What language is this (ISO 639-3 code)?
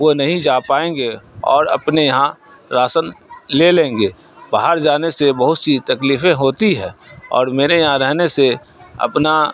urd